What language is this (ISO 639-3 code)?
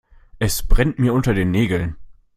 deu